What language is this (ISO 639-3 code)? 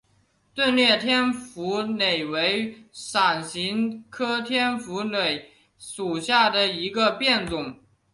zho